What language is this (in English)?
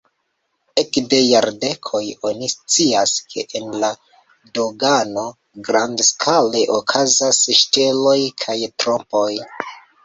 Esperanto